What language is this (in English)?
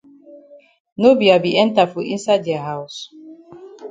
Cameroon Pidgin